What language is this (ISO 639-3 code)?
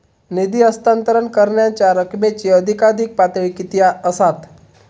mar